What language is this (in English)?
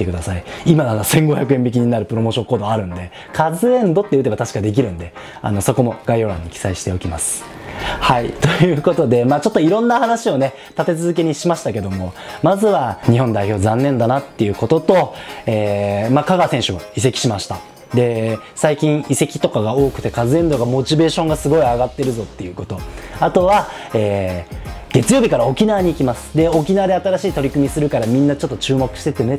Japanese